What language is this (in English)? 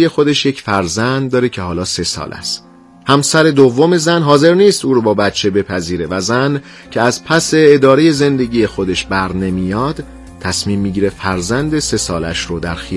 Persian